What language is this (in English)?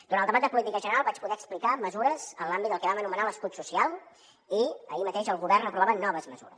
Catalan